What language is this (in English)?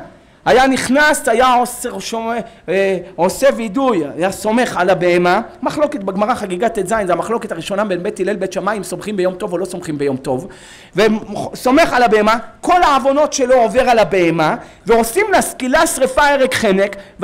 Hebrew